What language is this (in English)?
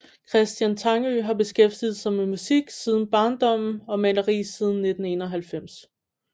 Danish